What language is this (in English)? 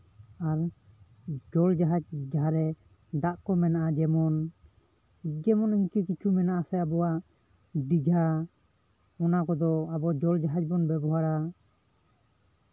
Santali